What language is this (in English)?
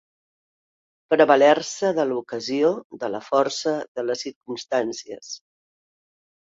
Catalan